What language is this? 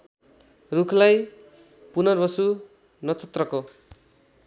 Nepali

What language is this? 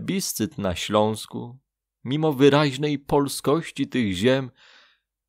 Polish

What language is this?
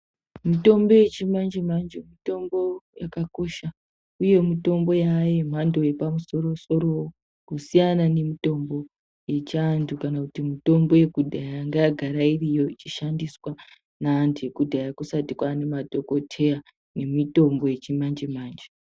Ndau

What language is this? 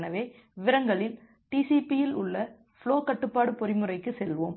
Tamil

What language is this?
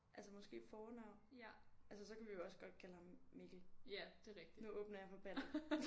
Danish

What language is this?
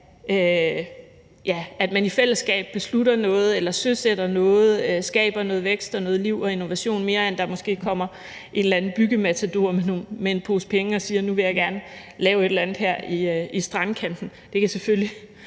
Danish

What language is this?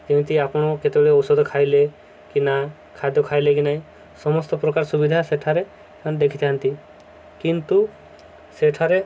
Odia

